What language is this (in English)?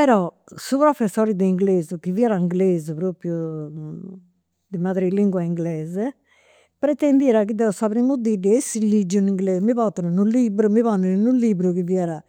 Campidanese Sardinian